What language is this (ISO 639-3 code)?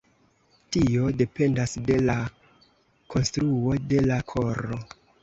epo